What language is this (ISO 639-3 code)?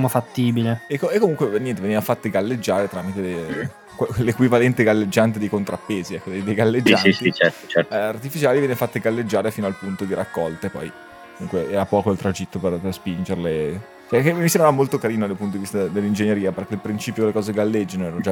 ita